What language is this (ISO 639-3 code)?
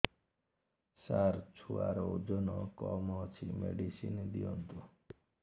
ori